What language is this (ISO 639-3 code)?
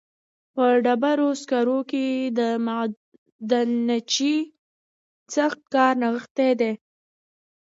pus